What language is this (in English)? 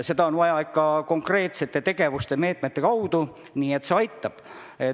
Estonian